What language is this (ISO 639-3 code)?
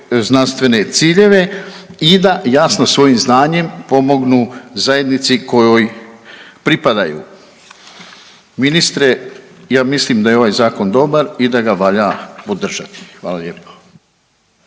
hrv